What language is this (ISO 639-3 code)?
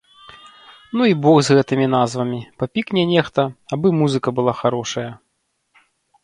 bel